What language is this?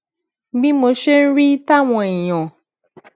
Yoruba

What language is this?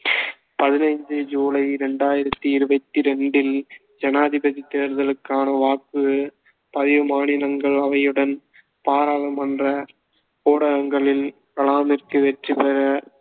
Tamil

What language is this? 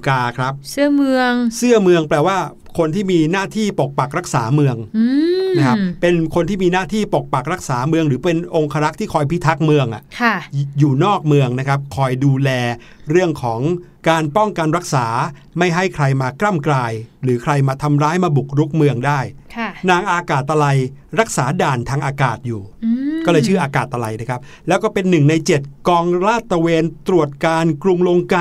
Thai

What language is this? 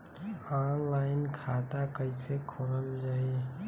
Bhojpuri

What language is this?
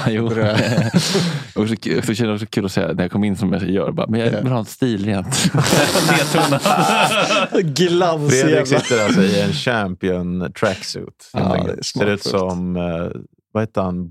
Swedish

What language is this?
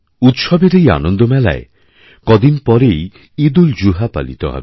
Bangla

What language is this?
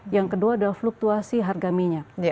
Indonesian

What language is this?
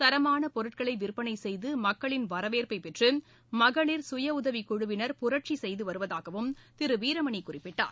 Tamil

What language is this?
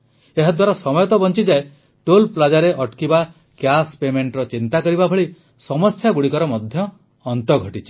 Odia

